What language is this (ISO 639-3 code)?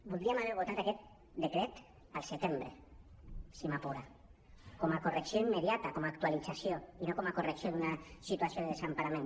cat